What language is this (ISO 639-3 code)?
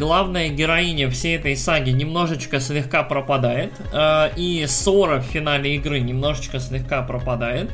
rus